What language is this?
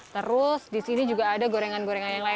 Indonesian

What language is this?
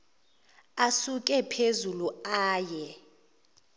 Zulu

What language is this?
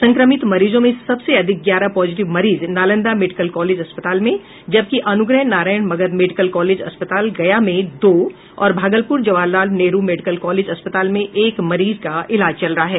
Hindi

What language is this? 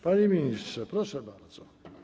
Polish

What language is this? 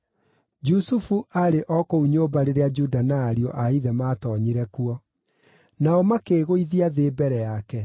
Kikuyu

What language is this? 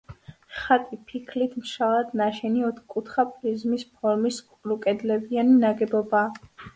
Georgian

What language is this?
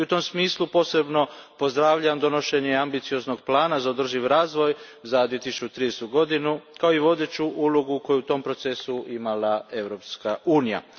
Croatian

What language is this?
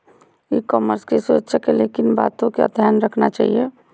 Magahi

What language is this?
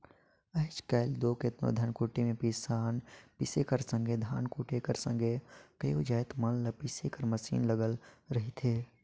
Chhattisgarhi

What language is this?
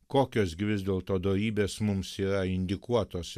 Lithuanian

